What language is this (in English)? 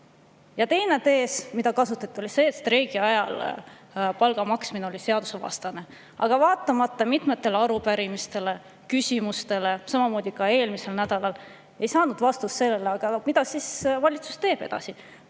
Estonian